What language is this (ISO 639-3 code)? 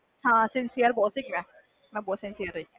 pan